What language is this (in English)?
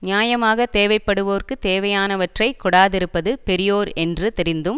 Tamil